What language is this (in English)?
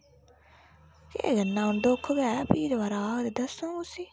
Dogri